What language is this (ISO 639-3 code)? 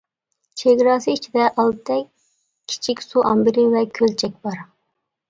uig